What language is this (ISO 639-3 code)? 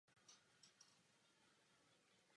ces